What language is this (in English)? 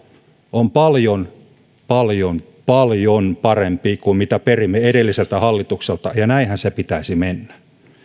Finnish